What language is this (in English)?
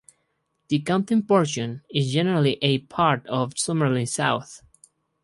English